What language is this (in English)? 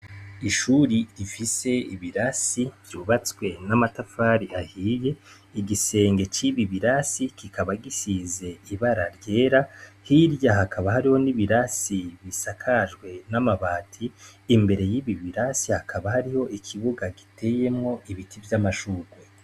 Rundi